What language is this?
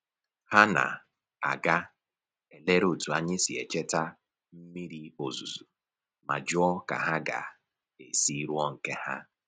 Igbo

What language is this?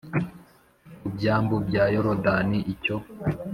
Kinyarwanda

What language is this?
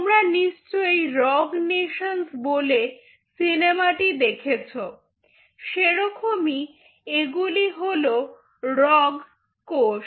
Bangla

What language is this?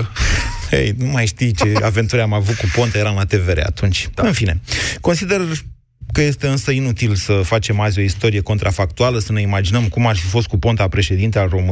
Romanian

